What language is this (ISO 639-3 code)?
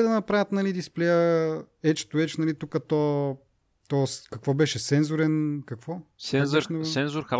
bul